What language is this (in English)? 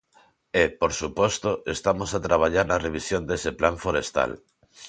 Galician